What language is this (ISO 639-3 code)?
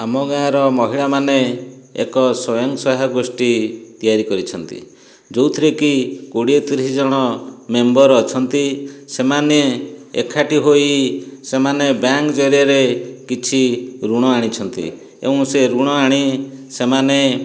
ori